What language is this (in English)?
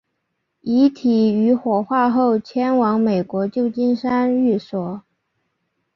Chinese